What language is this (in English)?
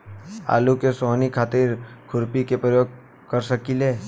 Bhojpuri